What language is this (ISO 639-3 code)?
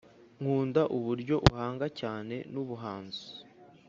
kin